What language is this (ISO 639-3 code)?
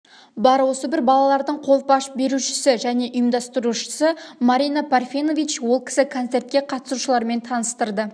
kaz